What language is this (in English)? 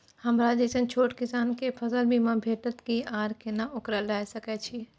Maithili